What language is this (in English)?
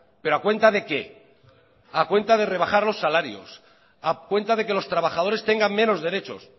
Spanish